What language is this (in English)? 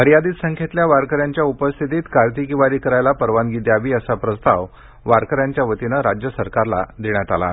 Marathi